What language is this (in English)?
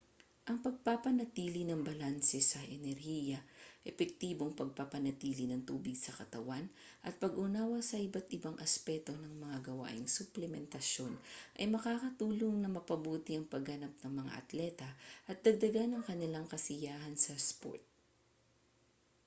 Filipino